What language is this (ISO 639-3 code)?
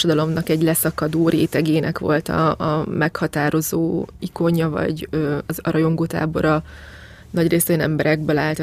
hun